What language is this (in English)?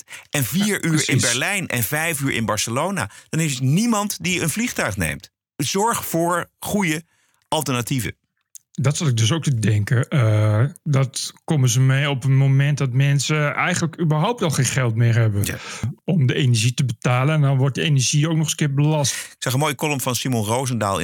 Dutch